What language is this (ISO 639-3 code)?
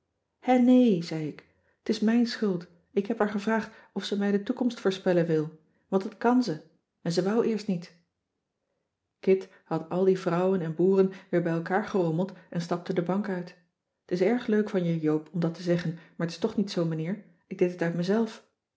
nld